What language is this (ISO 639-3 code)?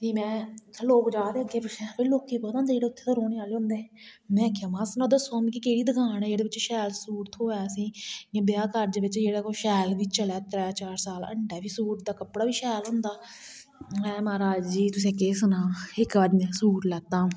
doi